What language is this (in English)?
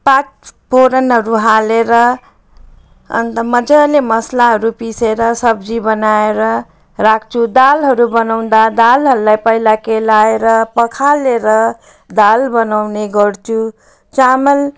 Nepali